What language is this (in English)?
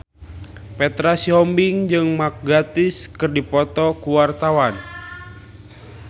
Sundanese